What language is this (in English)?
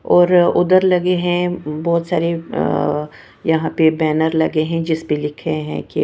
Hindi